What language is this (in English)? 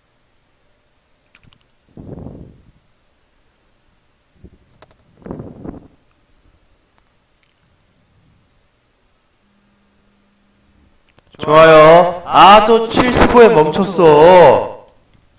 Korean